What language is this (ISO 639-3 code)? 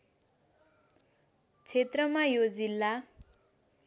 nep